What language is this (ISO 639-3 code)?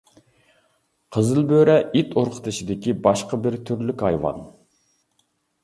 uig